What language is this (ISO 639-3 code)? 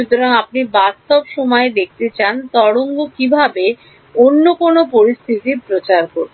ben